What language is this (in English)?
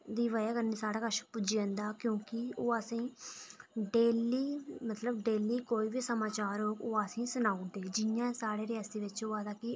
Dogri